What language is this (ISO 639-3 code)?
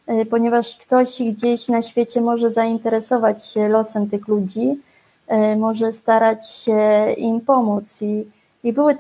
pol